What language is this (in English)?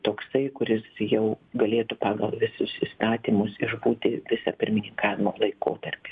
Lithuanian